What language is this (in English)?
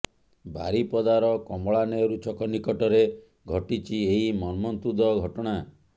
Odia